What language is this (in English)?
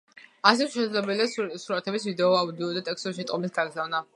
Georgian